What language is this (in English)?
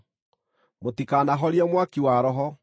Kikuyu